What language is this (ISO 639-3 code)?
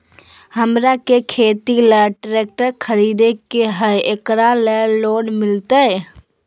mag